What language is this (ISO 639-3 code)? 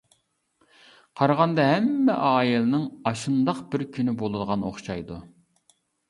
uig